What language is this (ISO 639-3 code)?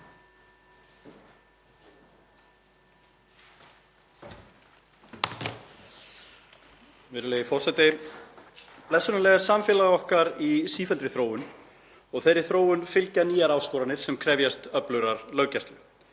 isl